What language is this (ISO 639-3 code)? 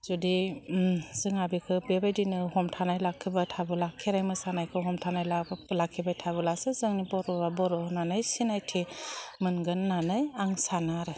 brx